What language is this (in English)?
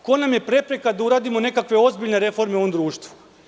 Serbian